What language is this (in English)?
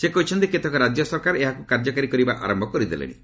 Odia